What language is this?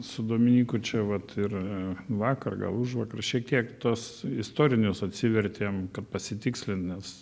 Lithuanian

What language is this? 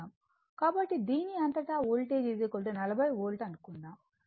Telugu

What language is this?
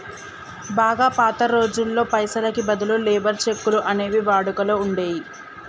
Telugu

